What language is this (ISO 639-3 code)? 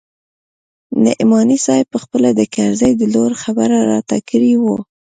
pus